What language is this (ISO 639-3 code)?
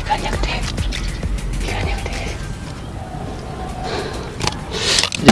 ind